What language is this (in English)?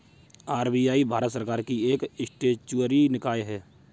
Hindi